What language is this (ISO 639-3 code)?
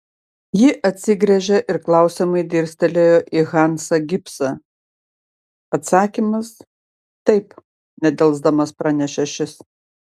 lit